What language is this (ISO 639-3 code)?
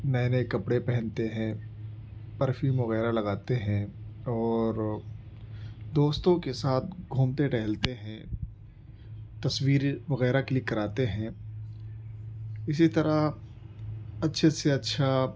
urd